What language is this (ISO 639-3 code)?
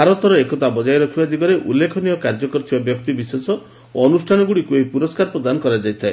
ori